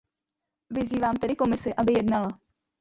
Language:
Czech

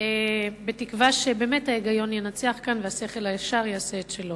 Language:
Hebrew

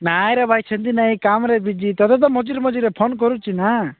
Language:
Odia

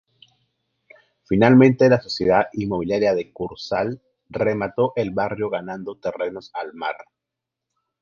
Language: Spanish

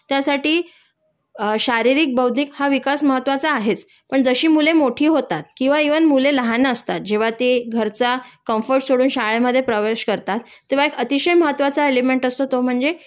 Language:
Marathi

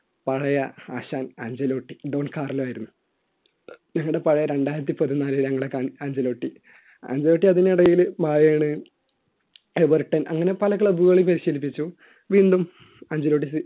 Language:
Malayalam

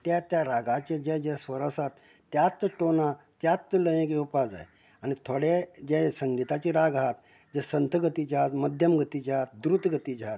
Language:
Konkani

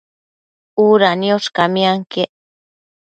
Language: Matsés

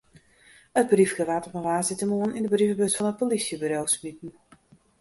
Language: Western Frisian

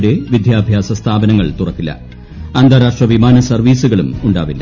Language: Malayalam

